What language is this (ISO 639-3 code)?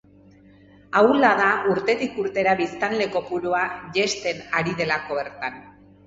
eus